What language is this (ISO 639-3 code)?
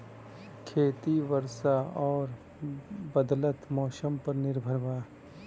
bho